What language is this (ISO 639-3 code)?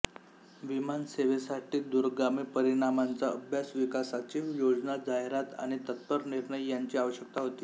mar